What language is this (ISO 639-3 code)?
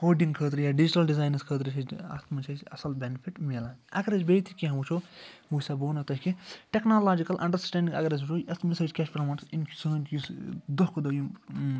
kas